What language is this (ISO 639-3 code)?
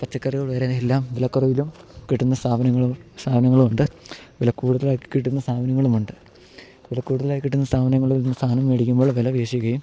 mal